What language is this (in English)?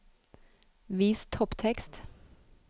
Norwegian